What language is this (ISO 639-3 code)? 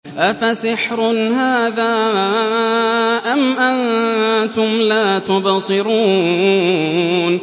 ara